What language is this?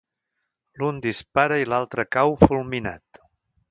Catalan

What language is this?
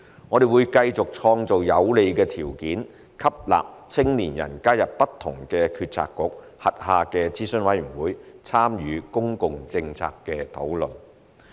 Cantonese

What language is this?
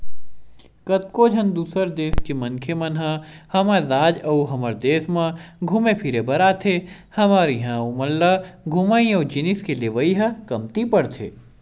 Chhattisgarhi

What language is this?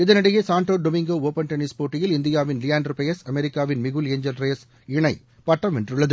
Tamil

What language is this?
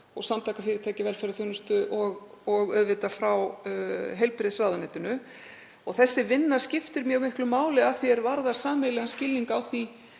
Icelandic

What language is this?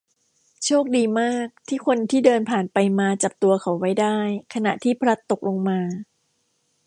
Thai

